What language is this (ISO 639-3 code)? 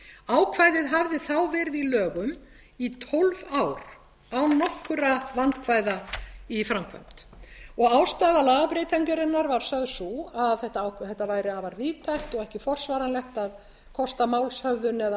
isl